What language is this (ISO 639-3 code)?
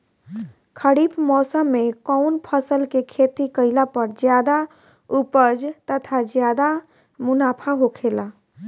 bho